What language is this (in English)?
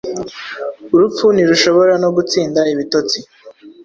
Kinyarwanda